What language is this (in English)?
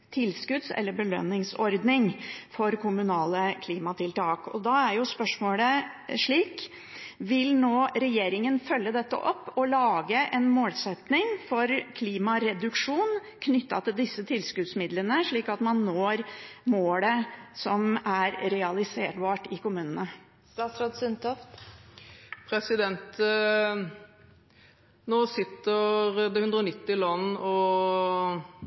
Norwegian Bokmål